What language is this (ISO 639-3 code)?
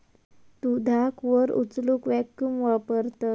mar